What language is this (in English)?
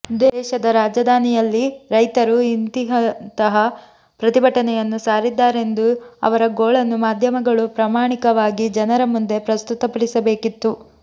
Kannada